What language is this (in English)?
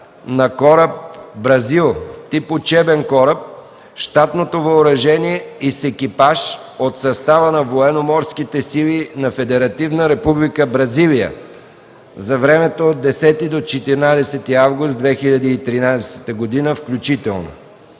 Bulgarian